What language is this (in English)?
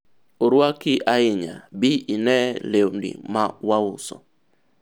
Luo (Kenya and Tanzania)